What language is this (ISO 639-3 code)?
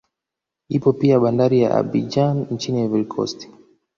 swa